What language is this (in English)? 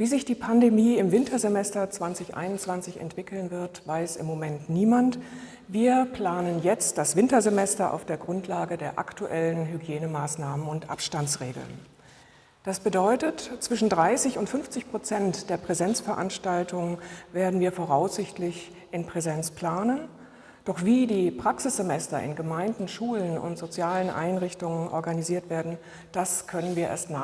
German